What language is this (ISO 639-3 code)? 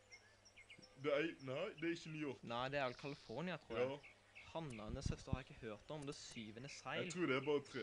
nor